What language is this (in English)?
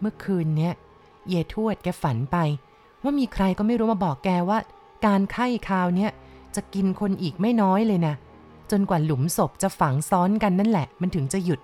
Thai